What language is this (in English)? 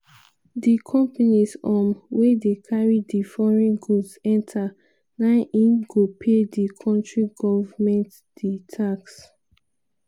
Nigerian Pidgin